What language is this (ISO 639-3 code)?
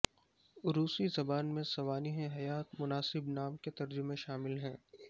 urd